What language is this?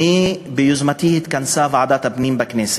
Hebrew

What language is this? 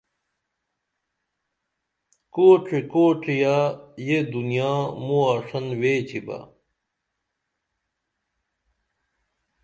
Dameli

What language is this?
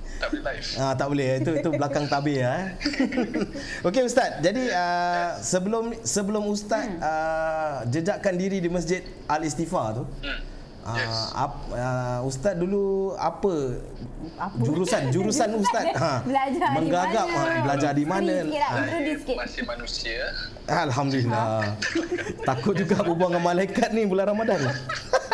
Malay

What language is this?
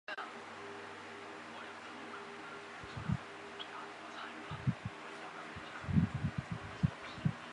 Chinese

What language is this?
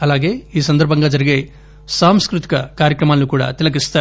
Telugu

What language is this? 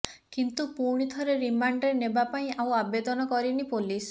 Odia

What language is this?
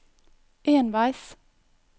Norwegian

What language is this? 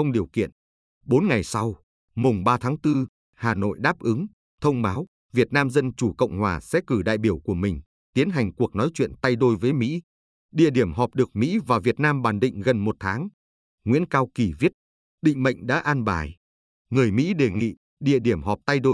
Vietnamese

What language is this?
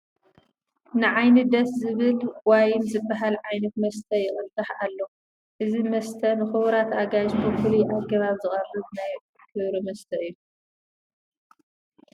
Tigrinya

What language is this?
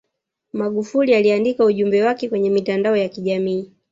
Swahili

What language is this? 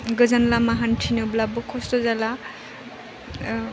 Bodo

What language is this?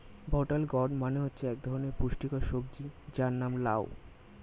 Bangla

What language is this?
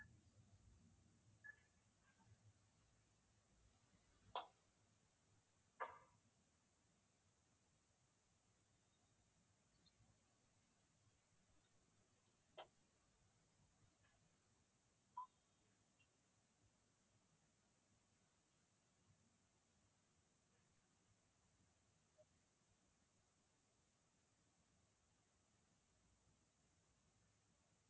Tamil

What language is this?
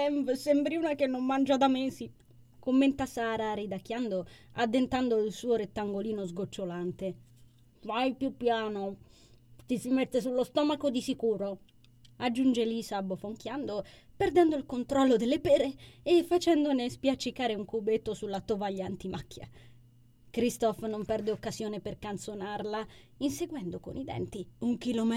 Italian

